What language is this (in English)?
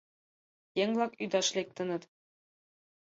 Mari